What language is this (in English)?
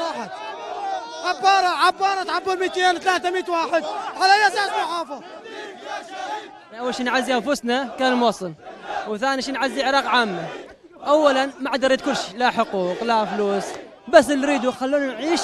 Arabic